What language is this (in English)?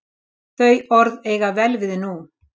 Icelandic